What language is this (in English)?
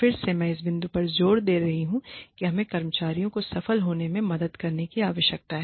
Hindi